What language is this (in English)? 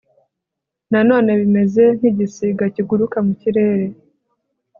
Kinyarwanda